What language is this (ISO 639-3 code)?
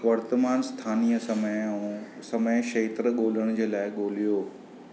snd